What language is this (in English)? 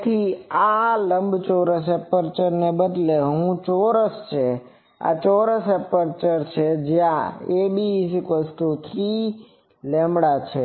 Gujarati